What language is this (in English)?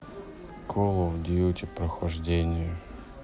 Russian